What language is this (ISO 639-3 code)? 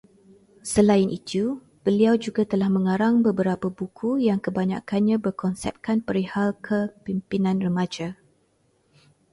msa